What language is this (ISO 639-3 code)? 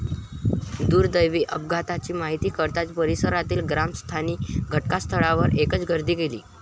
mar